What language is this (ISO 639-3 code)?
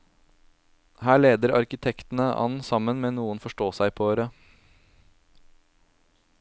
nor